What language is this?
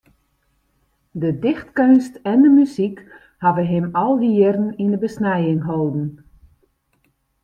Western Frisian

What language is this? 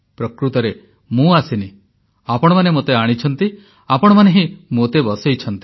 Odia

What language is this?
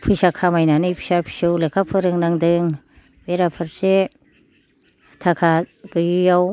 Bodo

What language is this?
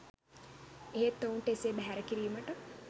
Sinhala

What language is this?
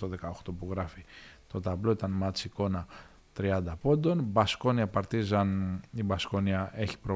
Greek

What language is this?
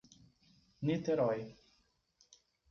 Portuguese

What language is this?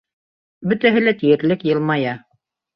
Bashkir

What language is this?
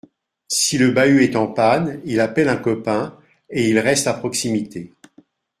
French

